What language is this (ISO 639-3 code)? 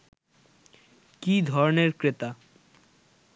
ben